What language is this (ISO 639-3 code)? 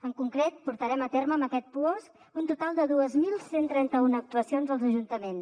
cat